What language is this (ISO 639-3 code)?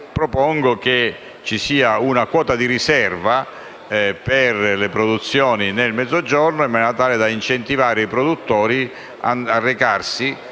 ita